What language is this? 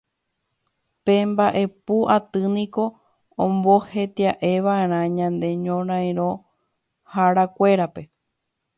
Guarani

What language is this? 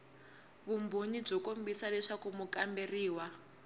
Tsonga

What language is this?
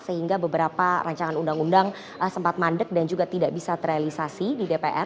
Indonesian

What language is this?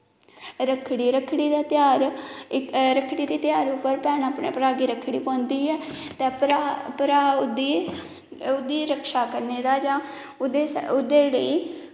Dogri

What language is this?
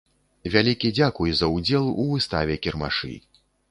Belarusian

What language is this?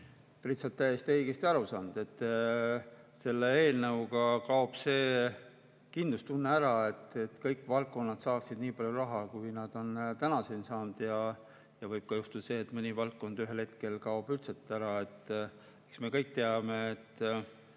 Estonian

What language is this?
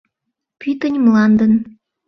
Mari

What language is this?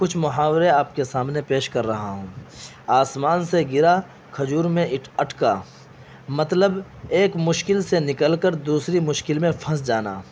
Urdu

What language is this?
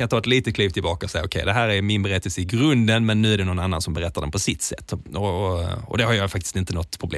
Swedish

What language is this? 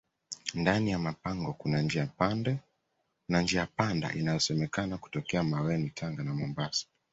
Swahili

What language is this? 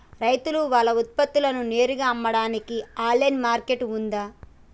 Telugu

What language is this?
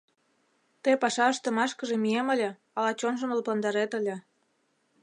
Mari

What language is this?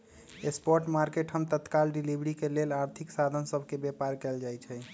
Magahi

